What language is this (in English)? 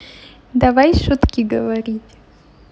Russian